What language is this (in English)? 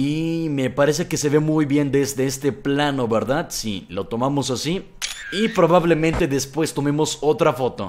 Spanish